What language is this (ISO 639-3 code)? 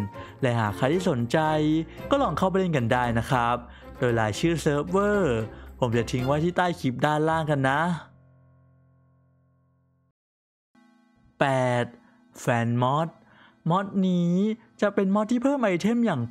tha